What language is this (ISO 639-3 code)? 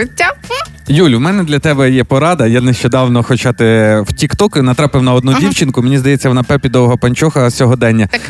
ukr